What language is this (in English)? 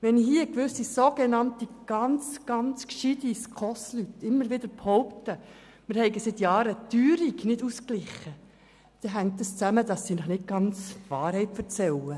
Swiss German